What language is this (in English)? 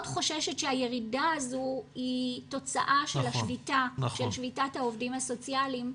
Hebrew